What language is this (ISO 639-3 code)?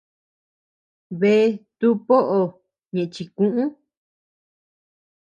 cux